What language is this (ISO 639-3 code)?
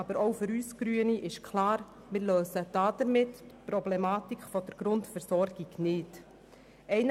gsw